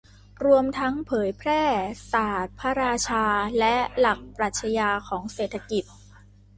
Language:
Thai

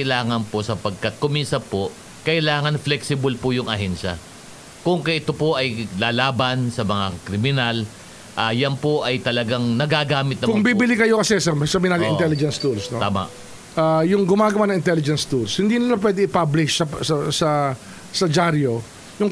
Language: Filipino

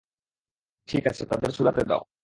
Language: Bangla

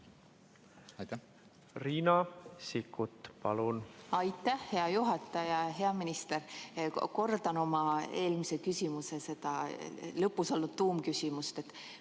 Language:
Estonian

